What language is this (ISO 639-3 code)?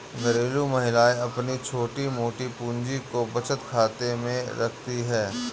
hin